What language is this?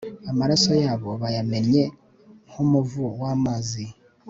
Kinyarwanda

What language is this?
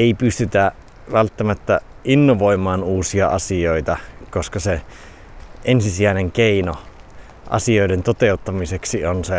Finnish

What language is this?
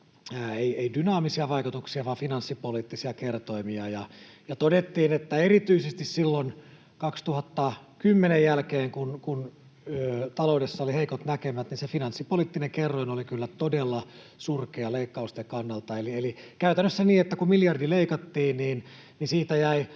Finnish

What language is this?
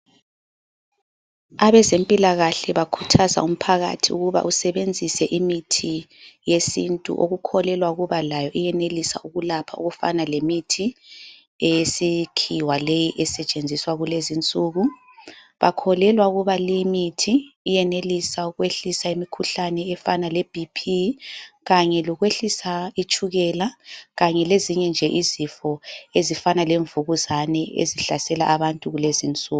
North Ndebele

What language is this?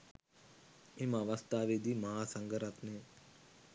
Sinhala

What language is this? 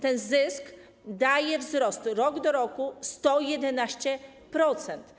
Polish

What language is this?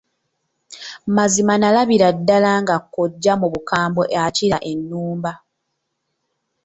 Ganda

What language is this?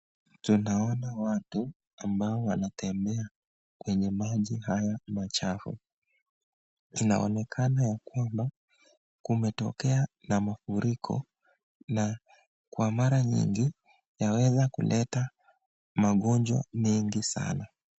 Swahili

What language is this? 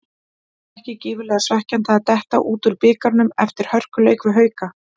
Icelandic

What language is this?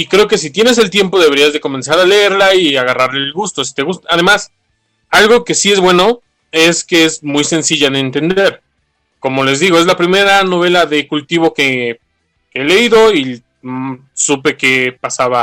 Spanish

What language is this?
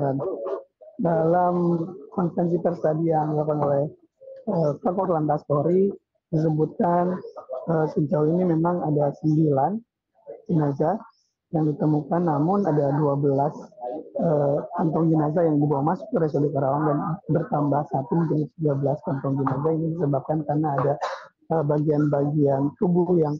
Indonesian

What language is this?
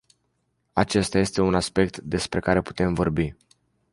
Romanian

